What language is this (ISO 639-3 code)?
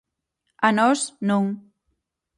glg